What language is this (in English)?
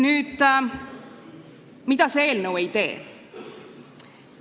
Estonian